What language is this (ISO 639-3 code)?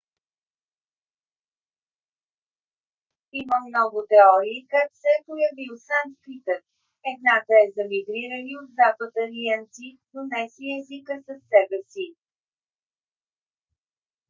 bul